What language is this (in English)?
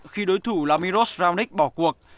Vietnamese